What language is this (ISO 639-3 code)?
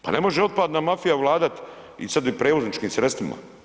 hrv